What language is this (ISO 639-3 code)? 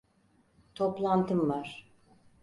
tur